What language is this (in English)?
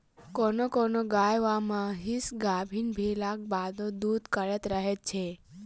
Maithili